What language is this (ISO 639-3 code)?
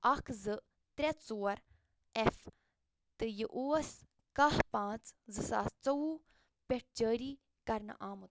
kas